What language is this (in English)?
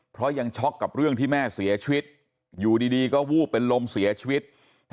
Thai